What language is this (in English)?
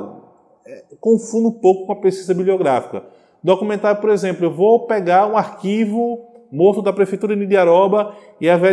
Portuguese